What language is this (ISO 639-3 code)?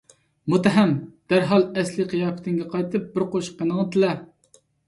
uig